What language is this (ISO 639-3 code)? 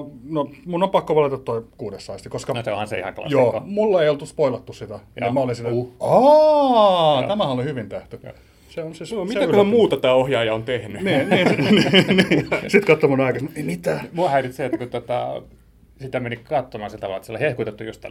fin